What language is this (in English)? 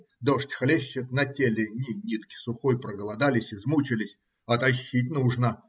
Russian